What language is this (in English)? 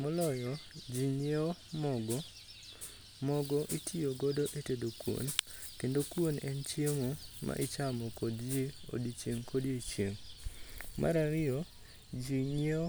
Luo (Kenya and Tanzania)